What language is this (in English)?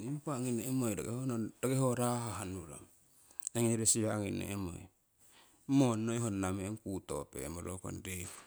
Siwai